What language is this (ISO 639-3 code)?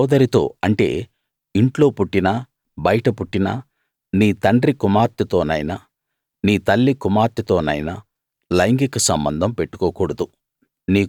tel